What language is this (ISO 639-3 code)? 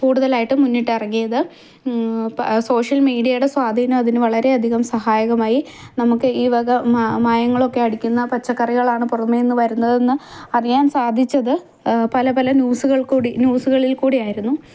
mal